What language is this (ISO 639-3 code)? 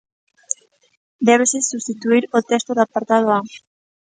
glg